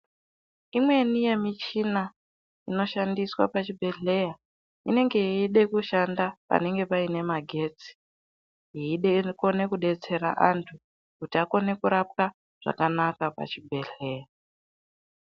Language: Ndau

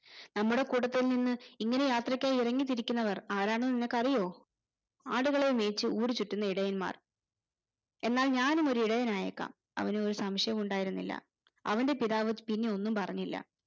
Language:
Malayalam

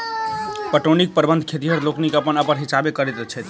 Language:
Maithili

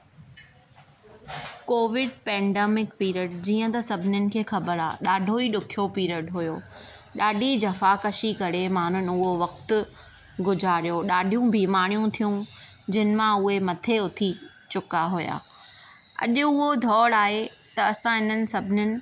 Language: Sindhi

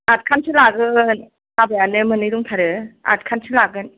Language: Bodo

